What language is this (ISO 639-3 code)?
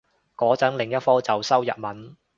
yue